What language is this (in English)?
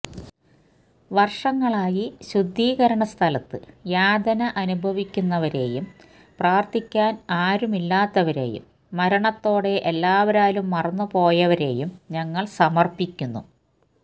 Malayalam